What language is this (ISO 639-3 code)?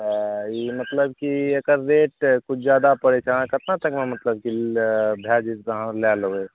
mai